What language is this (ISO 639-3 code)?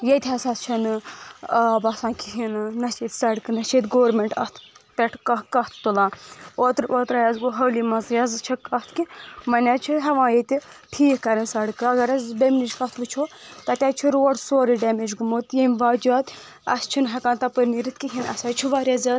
kas